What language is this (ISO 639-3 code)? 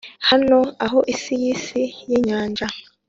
kin